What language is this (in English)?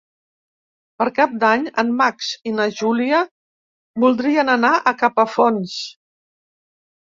Catalan